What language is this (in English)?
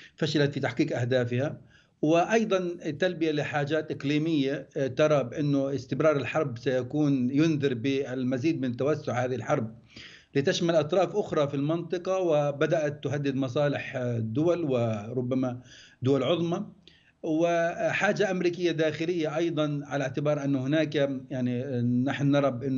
Arabic